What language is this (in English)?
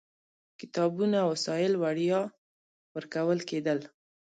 Pashto